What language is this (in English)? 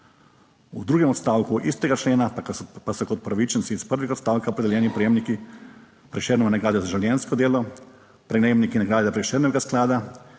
Slovenian